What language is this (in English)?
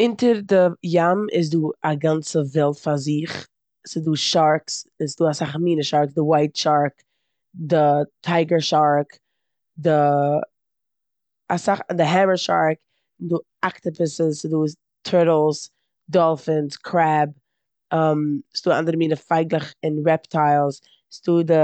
Yiddish